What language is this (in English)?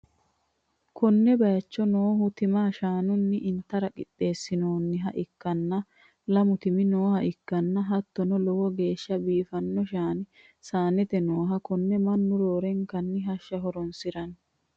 Sidamo